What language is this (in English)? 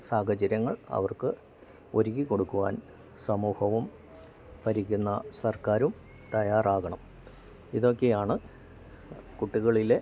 Malayalam